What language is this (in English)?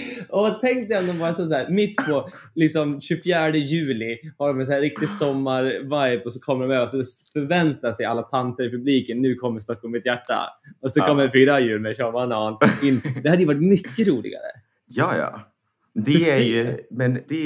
Swedish